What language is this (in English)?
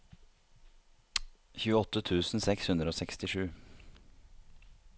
Norwegian